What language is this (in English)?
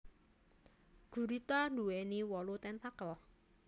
Javanese